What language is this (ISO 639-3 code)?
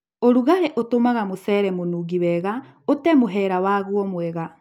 kik